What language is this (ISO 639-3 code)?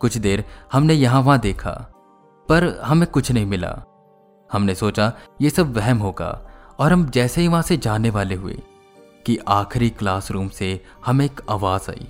hin